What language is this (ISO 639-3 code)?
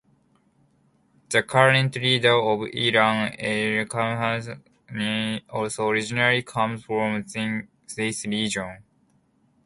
eng